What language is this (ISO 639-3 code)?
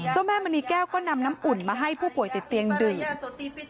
tha